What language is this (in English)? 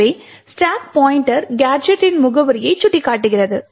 Tamil